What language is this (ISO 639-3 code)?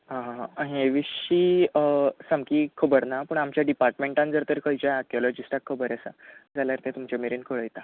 kok